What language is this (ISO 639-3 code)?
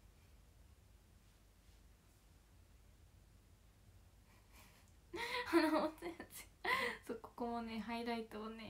jpn